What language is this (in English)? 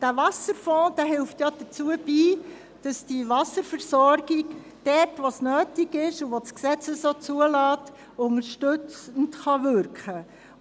Swiss German